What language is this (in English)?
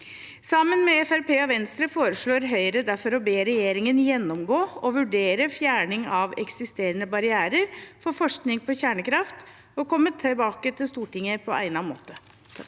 Norwegian